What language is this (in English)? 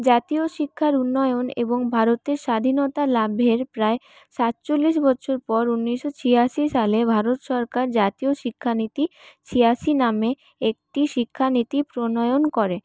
Bangla